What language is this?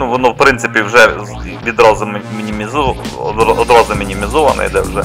Ukrainian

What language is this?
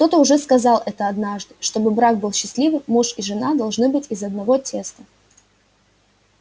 Russian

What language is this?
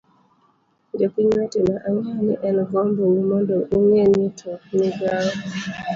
Luo (Kenya and Tanzania)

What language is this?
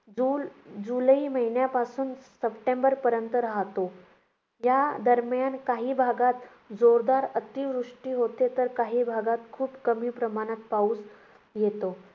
Marathi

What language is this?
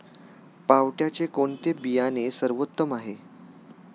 Marathi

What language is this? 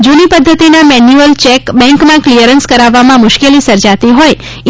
Gujarati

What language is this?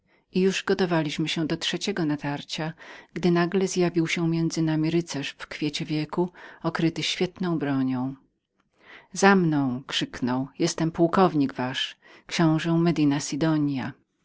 Polish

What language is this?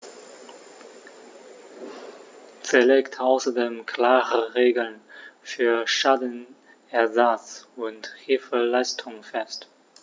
German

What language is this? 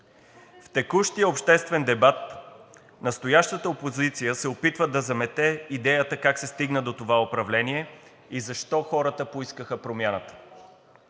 Bulgarian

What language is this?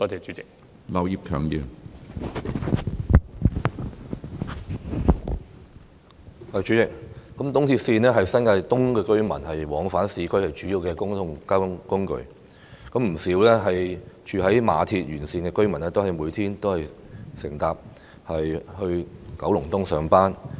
Cantonese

